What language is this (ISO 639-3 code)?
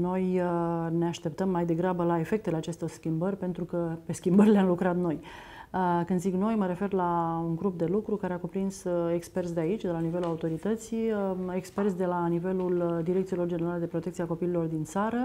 ron